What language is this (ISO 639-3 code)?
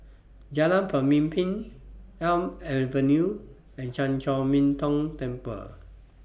eng